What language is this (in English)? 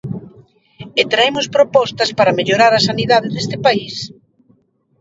Galician